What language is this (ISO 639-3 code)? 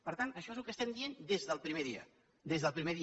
cat